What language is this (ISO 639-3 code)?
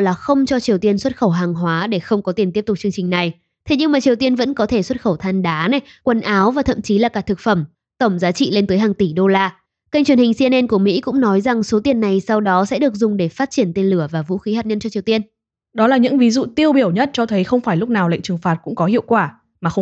vie